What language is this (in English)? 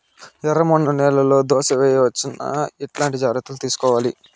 Telugu